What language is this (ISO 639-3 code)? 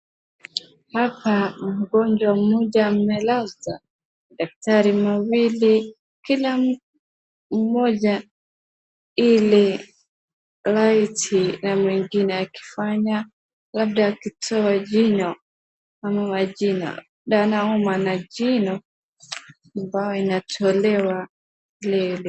swa